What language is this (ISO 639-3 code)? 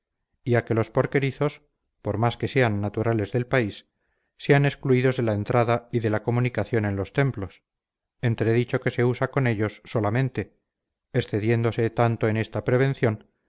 spa